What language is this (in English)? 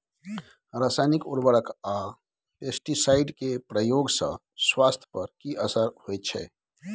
Maithili